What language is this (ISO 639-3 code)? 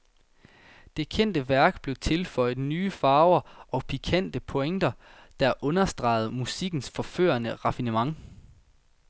dan